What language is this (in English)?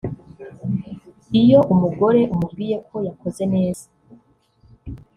Kinyarwanda